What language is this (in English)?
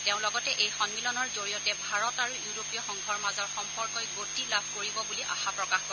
Assamese